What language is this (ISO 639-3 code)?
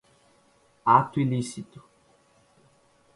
por